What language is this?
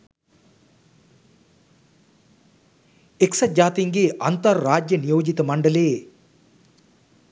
Sinhala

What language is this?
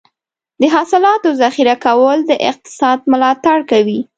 Pashto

